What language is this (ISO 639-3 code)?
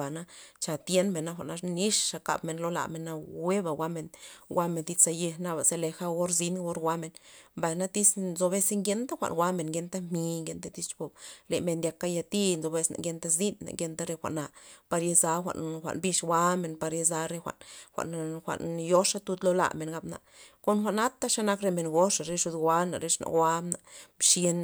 ztp